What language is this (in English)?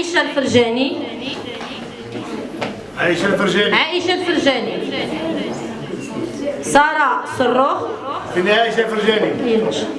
Arabic